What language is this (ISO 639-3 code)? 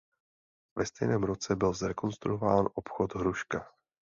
ces